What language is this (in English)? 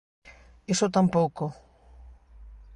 Galician